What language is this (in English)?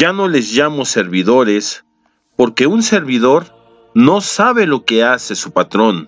Spanish